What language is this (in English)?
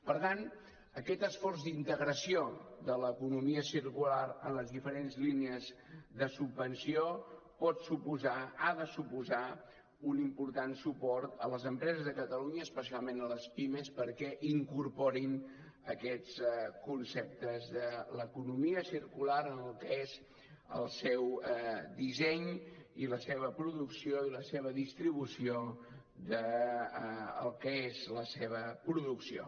Catalan